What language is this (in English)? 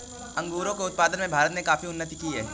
Hindi